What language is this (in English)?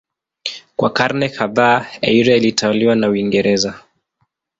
Swahili